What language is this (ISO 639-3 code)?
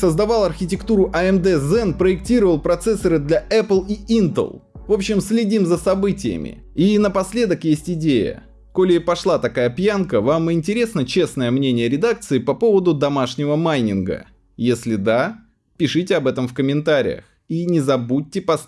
rus